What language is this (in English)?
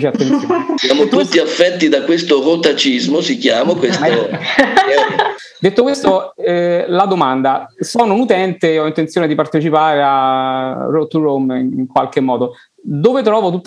Italian